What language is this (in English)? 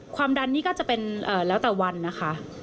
Thai